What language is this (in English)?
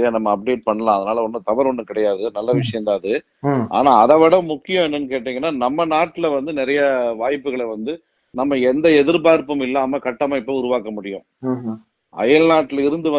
Tamil